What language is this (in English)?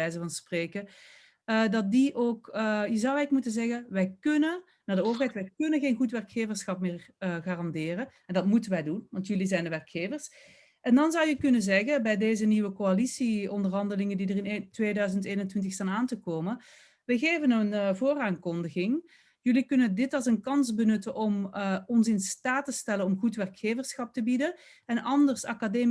Dutch